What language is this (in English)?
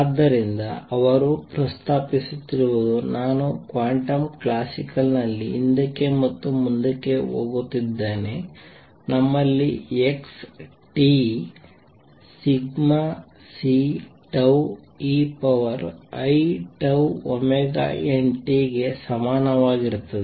Kannada